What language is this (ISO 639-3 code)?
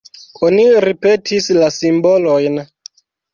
epo